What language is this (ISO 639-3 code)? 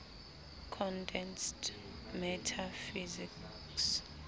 sot